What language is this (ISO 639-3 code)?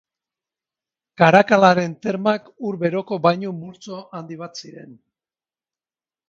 eus